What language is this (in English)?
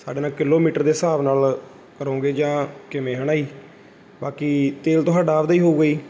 Punjabi